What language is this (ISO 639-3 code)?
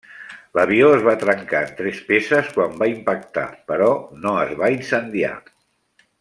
cat